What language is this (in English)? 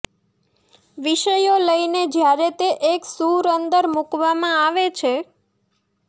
Gujarati